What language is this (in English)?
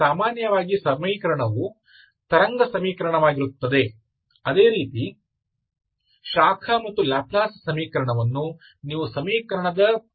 Kannada